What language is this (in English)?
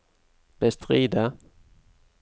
Norwegian